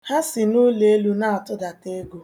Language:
Igbo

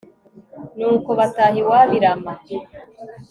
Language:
Kinyarwanda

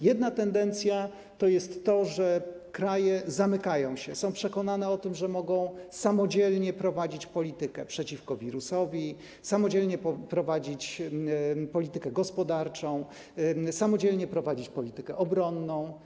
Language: Polish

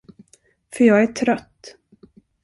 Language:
Swedish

